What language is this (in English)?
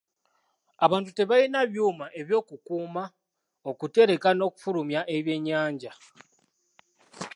Ganda